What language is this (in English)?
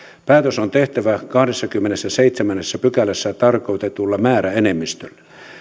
Finnish